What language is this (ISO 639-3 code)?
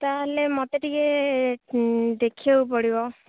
ori